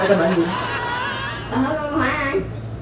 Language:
Vietnamese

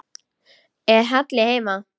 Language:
Icelandic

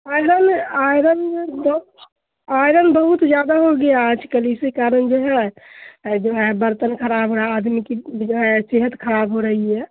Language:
Urdu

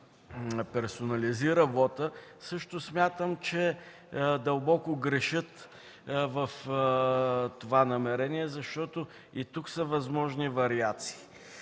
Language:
Bulgarian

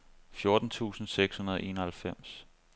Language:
Danish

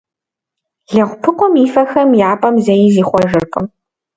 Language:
Kabardian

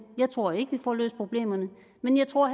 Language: Danish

